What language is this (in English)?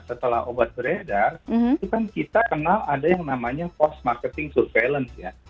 Indonesian